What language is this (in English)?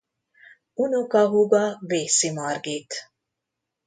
Hungarian